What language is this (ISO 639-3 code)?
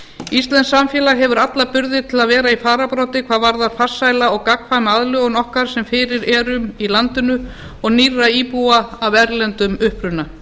isl